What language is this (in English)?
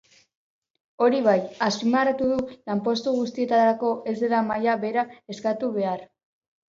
Basque